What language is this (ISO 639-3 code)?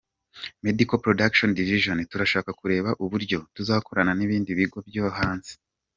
kin